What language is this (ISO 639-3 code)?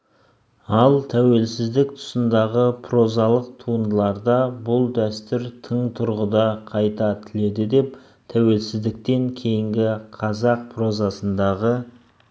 kaz